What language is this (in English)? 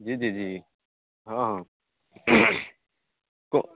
Hindi